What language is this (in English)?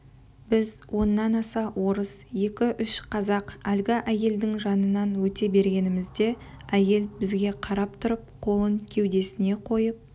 Kazakh